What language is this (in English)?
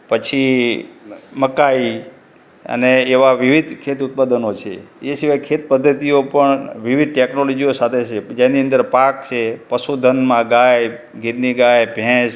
Gujarati